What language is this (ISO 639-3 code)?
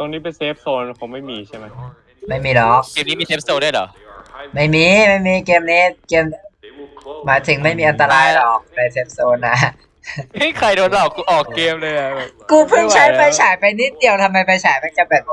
tha